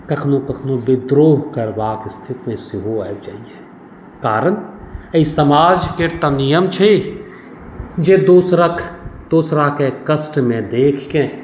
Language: Maithili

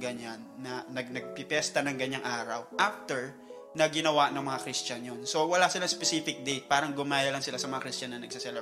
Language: Filipino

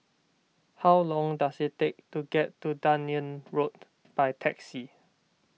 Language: English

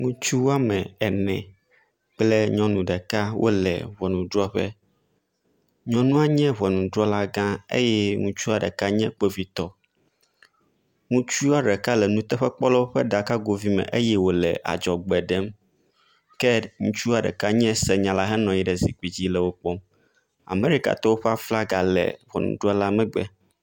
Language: Ewe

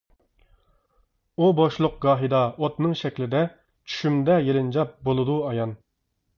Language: Uyghur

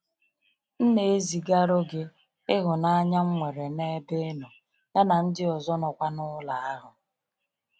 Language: Igbo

